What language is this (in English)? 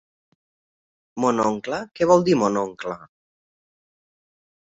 Catalan